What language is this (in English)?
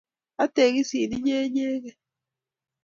Kalenjin